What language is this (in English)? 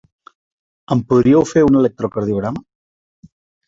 Catalan